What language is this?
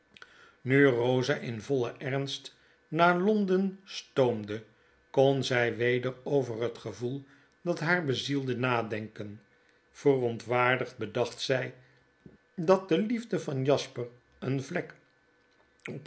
Dutch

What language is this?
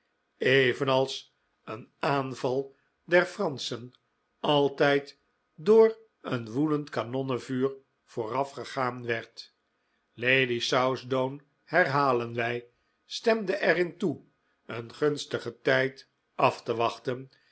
Dutch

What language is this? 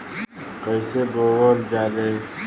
Bhojpuri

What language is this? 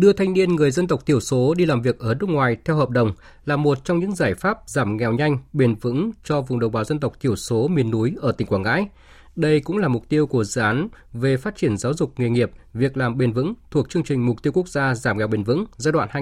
Vietnamese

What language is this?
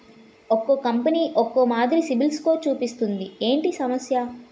Telugu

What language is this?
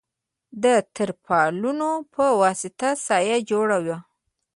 Pashto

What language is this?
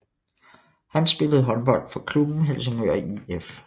Danish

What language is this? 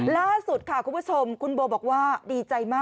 Thai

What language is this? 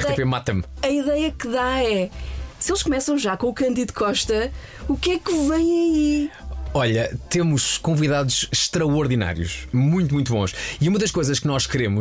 Portuguese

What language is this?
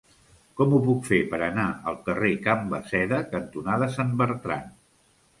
Catalan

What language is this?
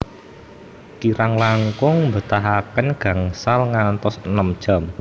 Javanese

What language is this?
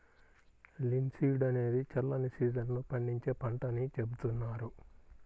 Telugu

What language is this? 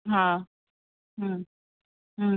Sindhi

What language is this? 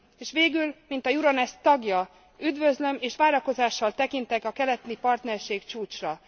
Hungarian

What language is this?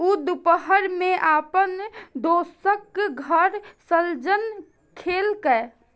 Maithili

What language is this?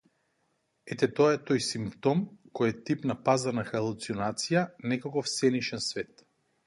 Macedonian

